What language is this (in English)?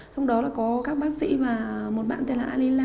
Vietnamese